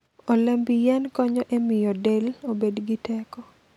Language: Luo (Kenya and Tanzania)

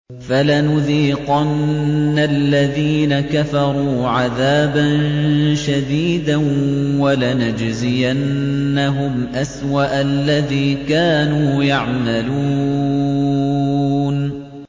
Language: Arabic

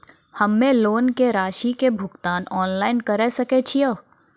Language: Maithili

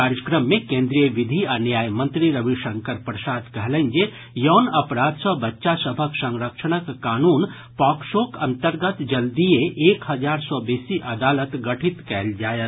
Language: Maithili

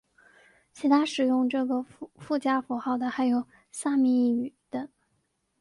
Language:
Chinese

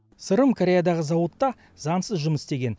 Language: Kazakh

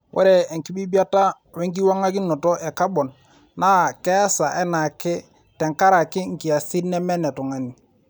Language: Masai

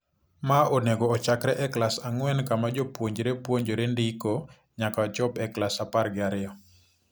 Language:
Luo (Kenya and Tanzania)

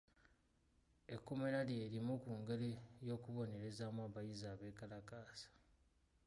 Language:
Ganda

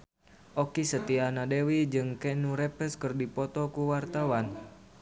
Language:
Sundanese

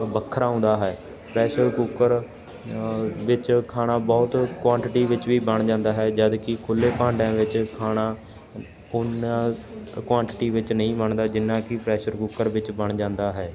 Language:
Punjabi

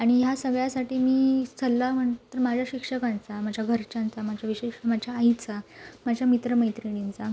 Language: Marathi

